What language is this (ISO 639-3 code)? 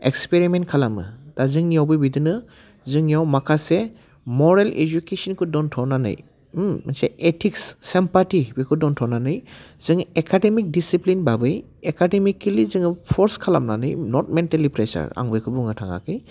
brx